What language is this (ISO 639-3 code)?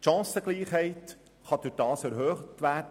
gsw